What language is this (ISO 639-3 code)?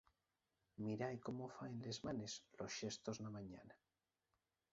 ast